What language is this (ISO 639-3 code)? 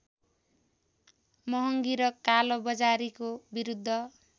nep